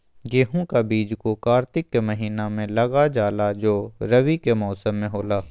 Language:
Magahi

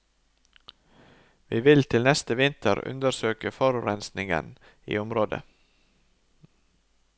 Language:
Norwegian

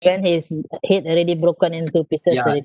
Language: English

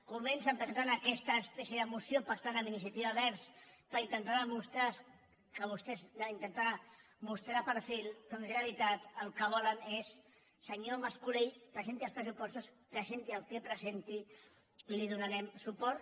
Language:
Catalan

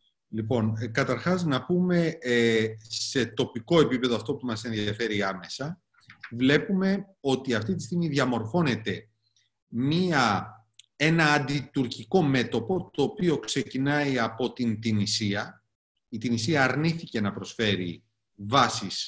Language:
Greek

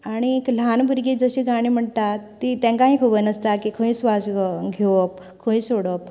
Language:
Konkani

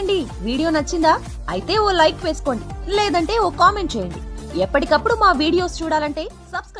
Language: Telugu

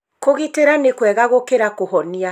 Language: Kikuyu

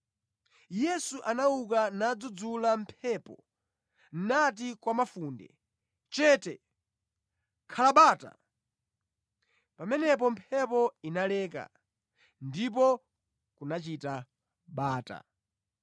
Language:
Nyanja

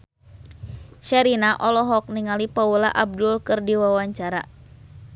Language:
Sundanese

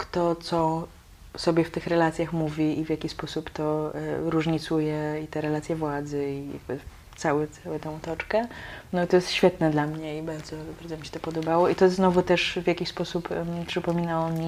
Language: Polish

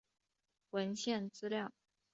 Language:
Chinese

